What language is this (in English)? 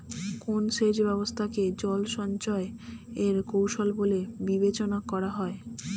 Bangla